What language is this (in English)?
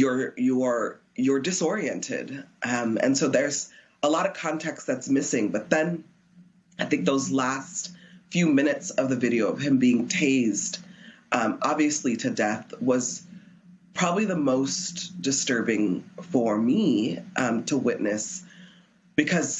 English